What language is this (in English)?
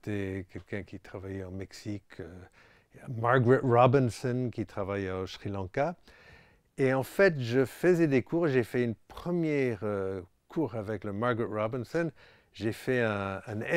French